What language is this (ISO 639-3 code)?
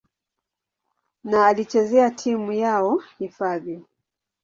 swa